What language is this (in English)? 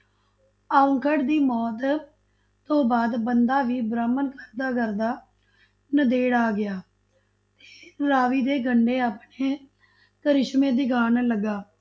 Punjabi